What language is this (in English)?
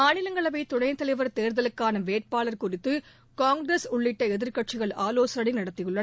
Tamil